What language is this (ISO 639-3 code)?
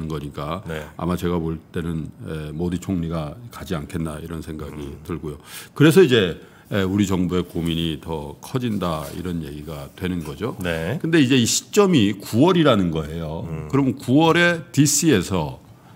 kor